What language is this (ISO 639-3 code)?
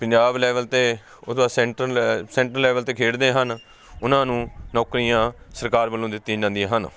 pan